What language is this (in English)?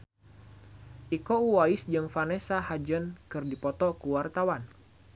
Sundanese